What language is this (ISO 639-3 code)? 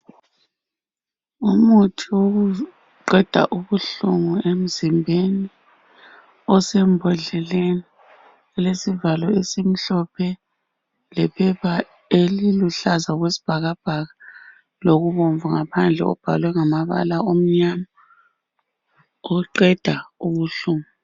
nde